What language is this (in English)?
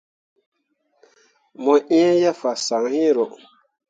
Mundang